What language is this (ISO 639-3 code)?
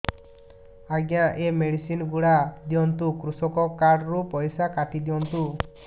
ori